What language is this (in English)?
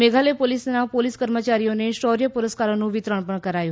Gujarati